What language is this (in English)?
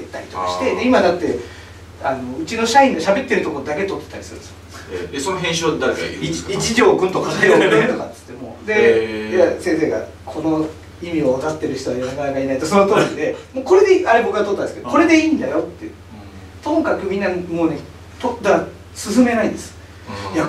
Japanese